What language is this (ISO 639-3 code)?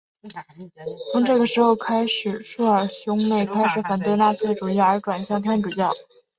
zho